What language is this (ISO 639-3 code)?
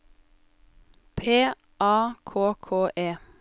nor